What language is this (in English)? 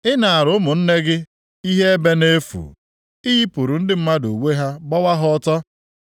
Igbo